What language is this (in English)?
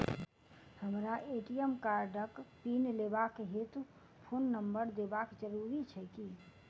Maithili